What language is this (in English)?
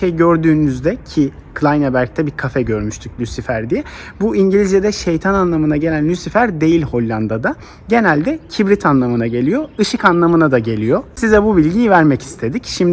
Turkish